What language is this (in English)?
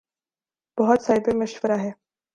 Urdu